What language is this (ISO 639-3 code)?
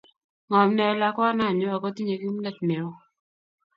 kln